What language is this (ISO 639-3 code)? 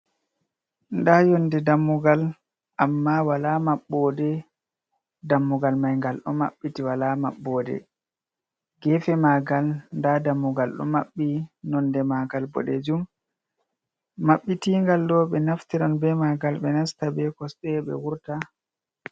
ful